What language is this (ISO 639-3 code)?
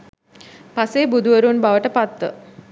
sin